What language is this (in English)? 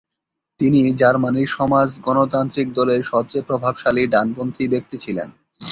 Bangla